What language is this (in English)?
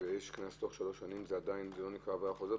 Hebrew